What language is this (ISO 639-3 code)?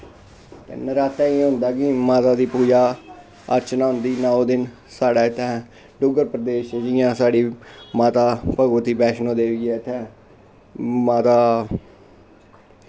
doi